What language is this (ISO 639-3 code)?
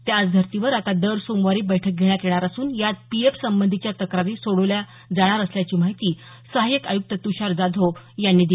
mar